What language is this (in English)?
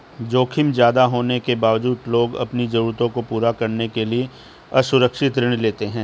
Hindi